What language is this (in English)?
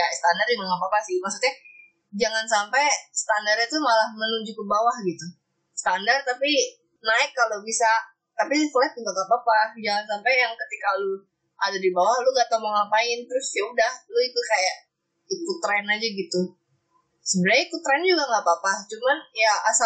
Indonesian